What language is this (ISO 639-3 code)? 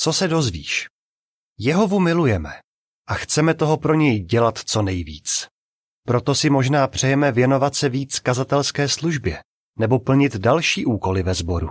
ces